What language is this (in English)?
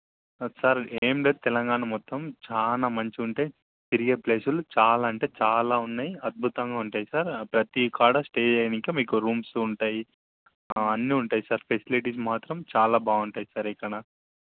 Telugu